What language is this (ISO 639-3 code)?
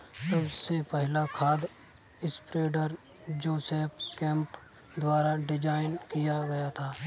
hin